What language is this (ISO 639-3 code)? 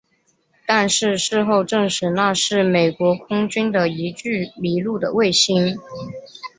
zho